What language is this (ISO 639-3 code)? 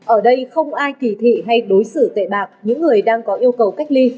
vie